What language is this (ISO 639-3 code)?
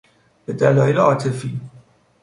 fas